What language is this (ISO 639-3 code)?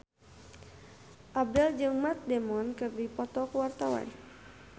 sun